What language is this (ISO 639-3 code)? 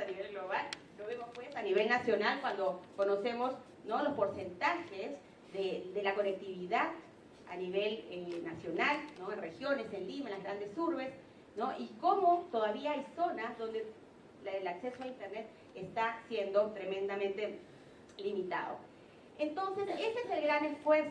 spa